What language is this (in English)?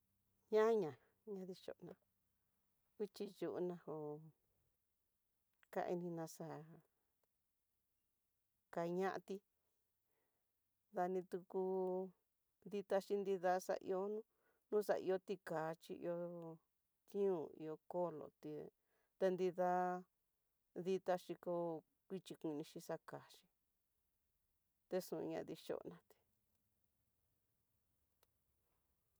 Tidaá Mixtec